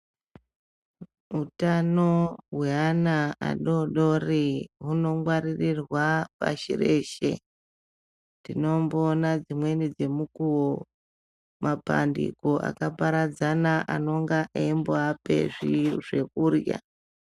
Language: Ndau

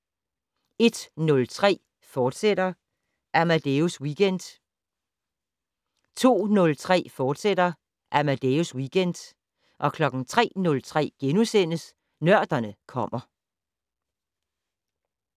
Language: Danish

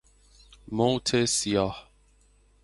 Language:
Persian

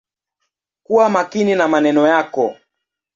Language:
Swahili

